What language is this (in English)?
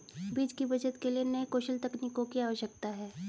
Hindi